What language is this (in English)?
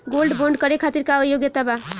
Bhojpuri